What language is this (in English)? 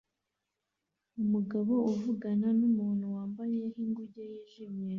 Kinyarwanda